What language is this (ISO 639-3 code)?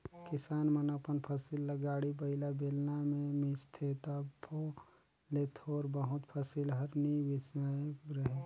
hne